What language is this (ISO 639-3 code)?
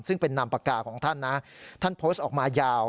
tha